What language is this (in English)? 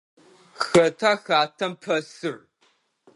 Adyghe